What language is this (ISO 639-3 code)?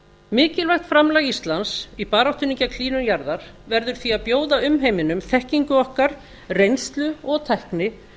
isl